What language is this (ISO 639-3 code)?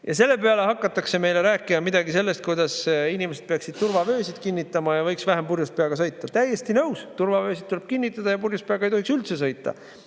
est